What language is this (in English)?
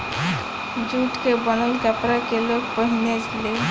Bhojpuri